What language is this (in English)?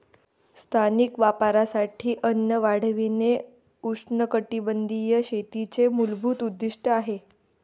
Marathi